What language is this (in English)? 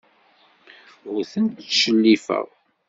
Kabyle